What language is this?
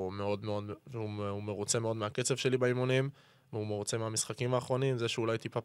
Hebrew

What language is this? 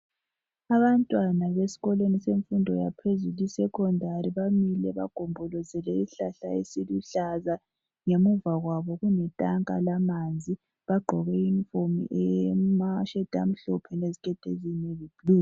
North Ndebele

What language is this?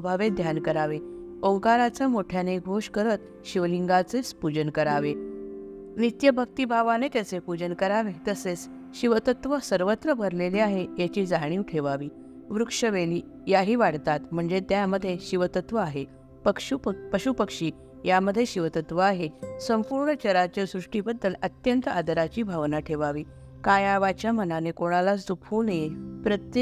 Marathi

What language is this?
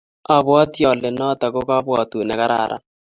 Kalenjin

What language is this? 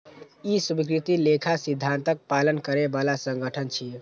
Maithili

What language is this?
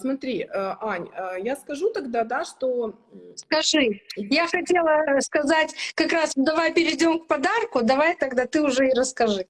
Russian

